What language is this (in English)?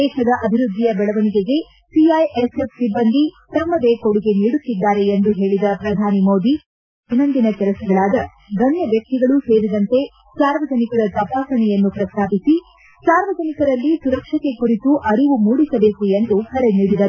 Kannada